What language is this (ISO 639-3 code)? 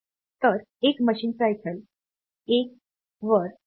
mar